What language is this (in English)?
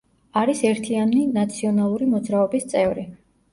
Georgian